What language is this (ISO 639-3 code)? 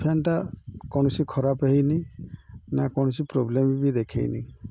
ori